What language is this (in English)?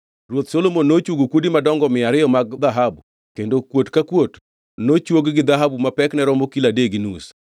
Luo (Kenya and Tanzania)